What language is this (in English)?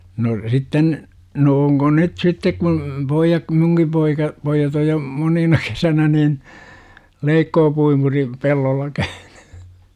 Finnish